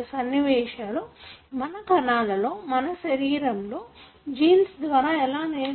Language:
Telugu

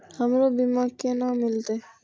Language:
Maithili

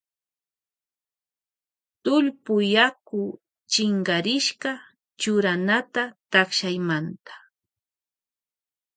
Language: Loja Highland Quichua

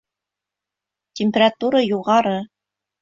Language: Bashkir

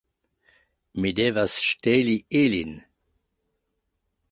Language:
Esperanto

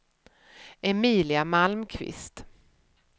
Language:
Swedish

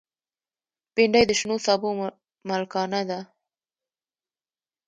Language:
Pashto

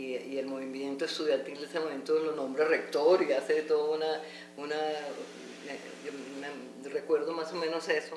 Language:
Spanish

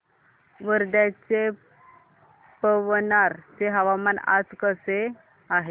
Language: Marathi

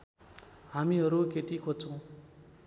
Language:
Nepali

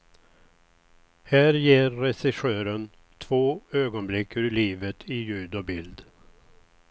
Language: Swedish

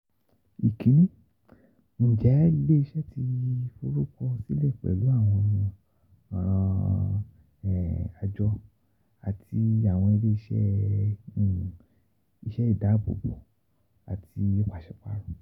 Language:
Yoruba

